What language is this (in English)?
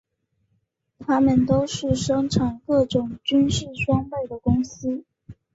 Chinese